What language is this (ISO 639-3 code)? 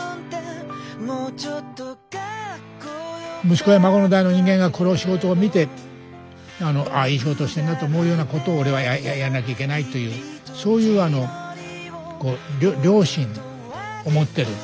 jpn